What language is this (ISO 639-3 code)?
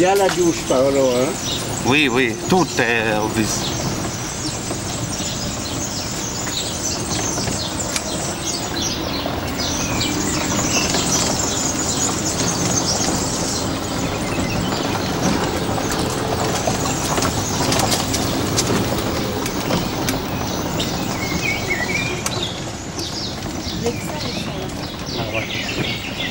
ita